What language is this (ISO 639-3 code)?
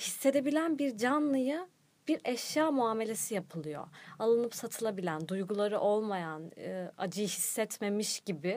tur